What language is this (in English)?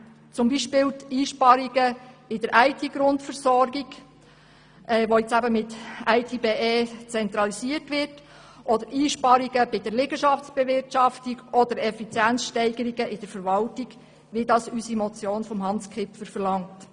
Swiss German